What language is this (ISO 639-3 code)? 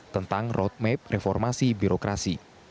ind